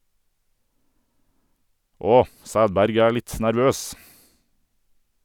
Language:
Norwegian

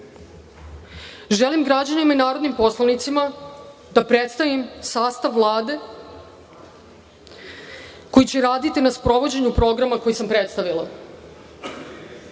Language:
Serbian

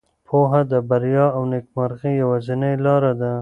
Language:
Pashto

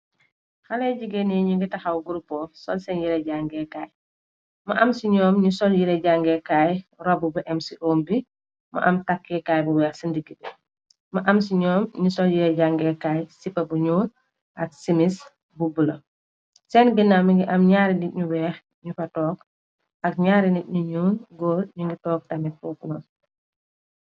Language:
Wolof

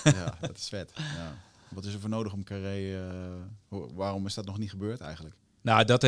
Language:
Dutch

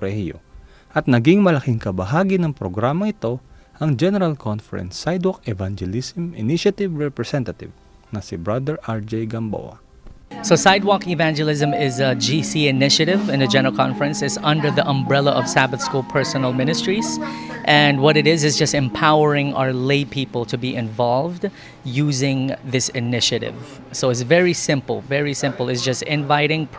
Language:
Filipino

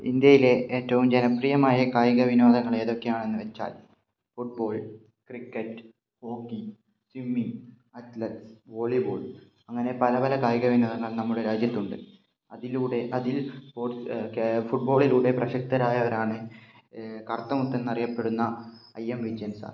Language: Malayalam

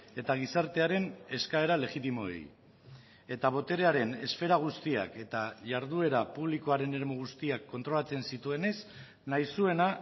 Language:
Basque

